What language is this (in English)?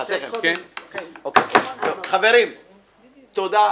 Hebrew